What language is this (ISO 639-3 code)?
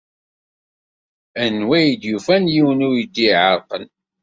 kab